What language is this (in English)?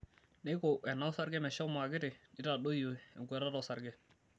Masai